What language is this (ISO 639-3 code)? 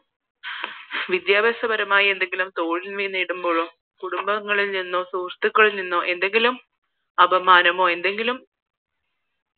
mal